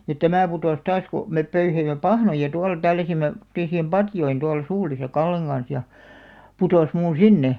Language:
Finnish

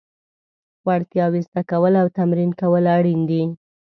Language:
Pashto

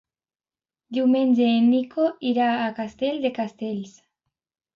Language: Catalan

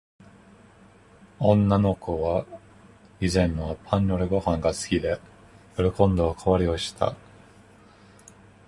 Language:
Japanese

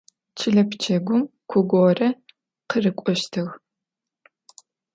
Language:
Adyghe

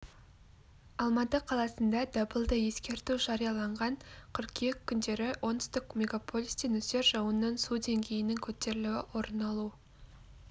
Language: Kazakh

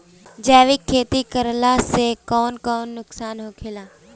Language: Bhojpuri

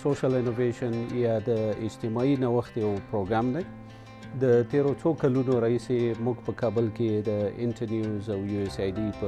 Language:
Persian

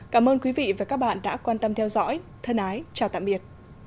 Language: Vietnamese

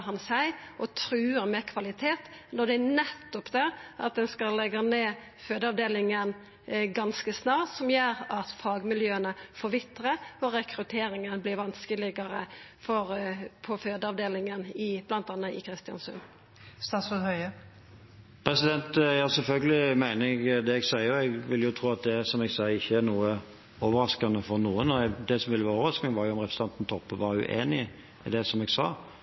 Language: Norwegian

